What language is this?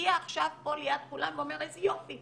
Hebrew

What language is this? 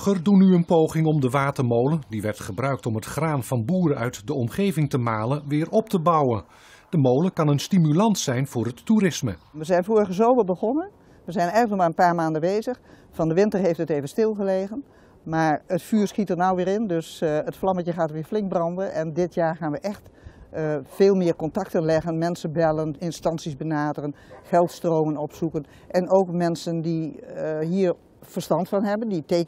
Dutch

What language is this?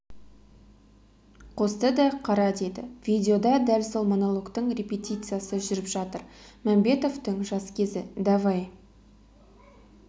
Kazakh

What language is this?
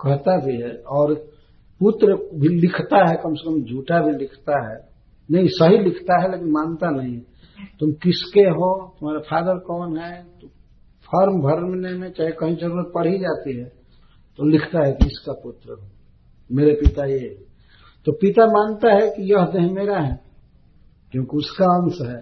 Hindi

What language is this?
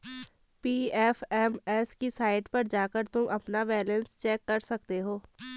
Hindi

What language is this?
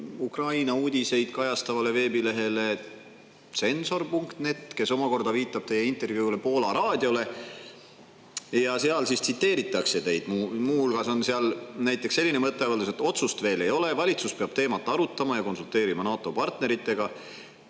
Estonian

